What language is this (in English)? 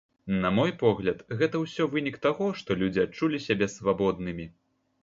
Belarusian